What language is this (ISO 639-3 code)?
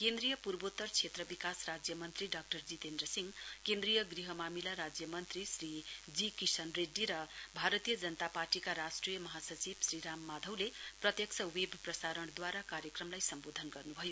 nep